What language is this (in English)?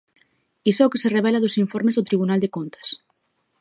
Galician